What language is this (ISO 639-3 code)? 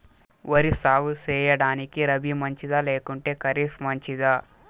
tel